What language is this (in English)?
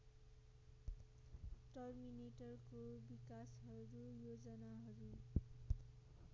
Nepali